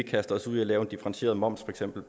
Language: Danish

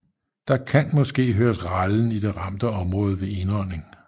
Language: Danish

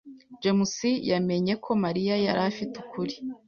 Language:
Kinyarwanda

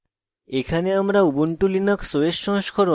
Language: Bangla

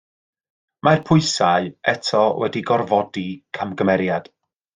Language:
Welsh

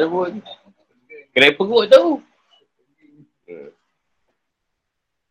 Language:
Malay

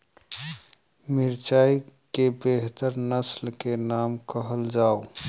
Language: Maithili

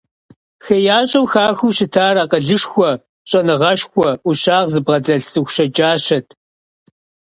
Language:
Kabardian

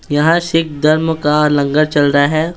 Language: Hindi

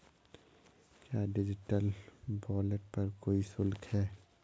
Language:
Hindi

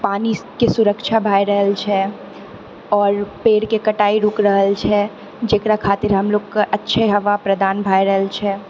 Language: Maithili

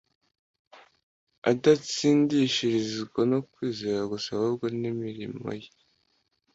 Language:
Kinyarwanda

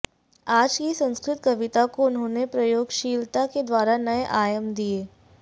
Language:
Sanskrit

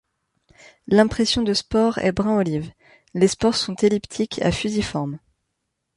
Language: French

